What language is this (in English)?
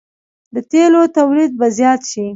Pashto